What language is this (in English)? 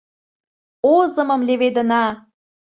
Mari